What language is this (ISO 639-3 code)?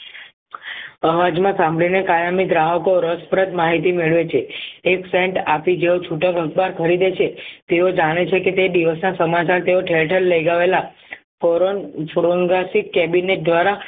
guj